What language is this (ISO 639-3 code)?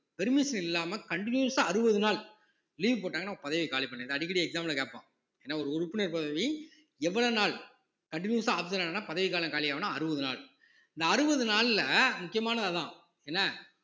tam